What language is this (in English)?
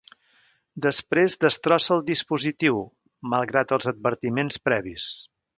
Catalan